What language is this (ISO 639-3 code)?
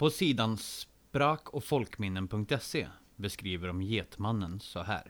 swe